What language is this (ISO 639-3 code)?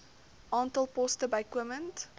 afr